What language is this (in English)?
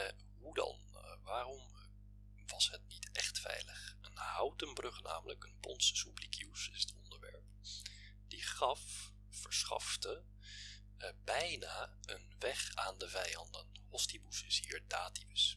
Dutch